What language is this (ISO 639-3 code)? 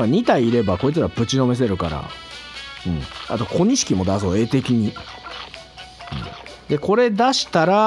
jpn